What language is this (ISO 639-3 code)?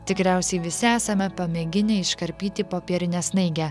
lit